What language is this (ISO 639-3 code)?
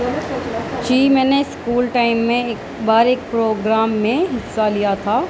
urd